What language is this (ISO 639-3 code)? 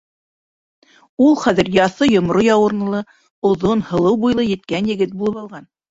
bak